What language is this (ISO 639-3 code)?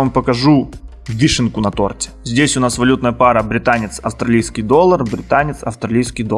rus